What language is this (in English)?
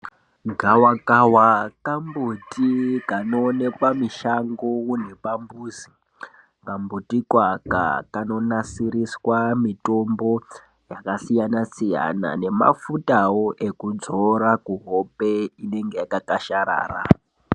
Ndau